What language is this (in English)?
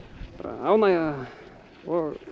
Icelandic